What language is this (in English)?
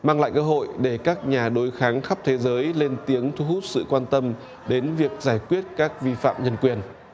Vietnamese